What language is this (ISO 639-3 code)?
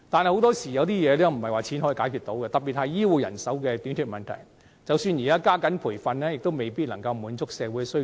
yue